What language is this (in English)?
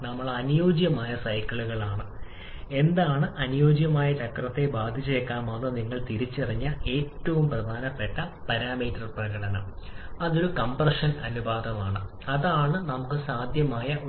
Malayalam